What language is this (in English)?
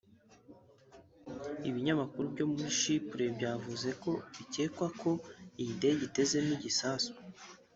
Kinyarwanda